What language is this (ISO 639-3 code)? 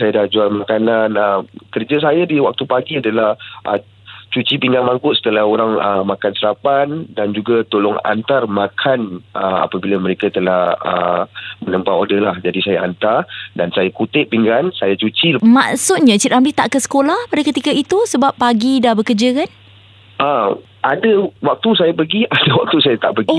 msa